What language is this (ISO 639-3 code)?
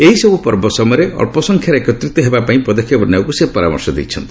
ori